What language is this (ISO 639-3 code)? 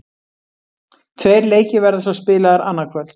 isl